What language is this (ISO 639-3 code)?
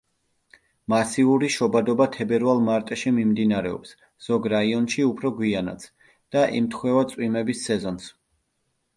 kat